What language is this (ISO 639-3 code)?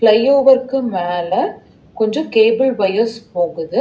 tam